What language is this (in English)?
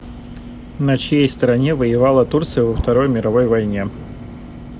Russian